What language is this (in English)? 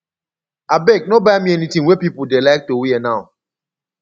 Nigerian Pidgin